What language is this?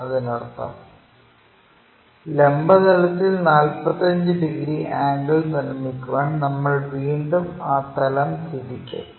Malayalam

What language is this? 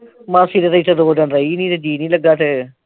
Punjabi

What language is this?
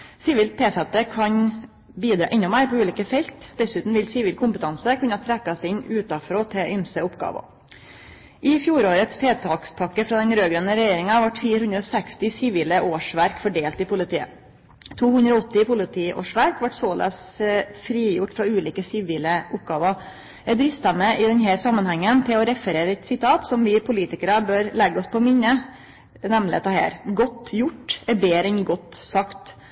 Norwegian Nynorsk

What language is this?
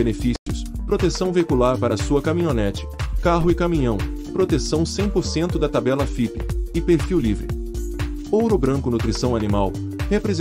Portuguese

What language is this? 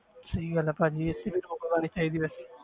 Punjabi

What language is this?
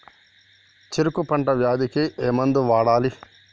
Telugu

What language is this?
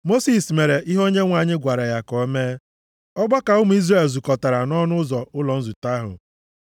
Igbo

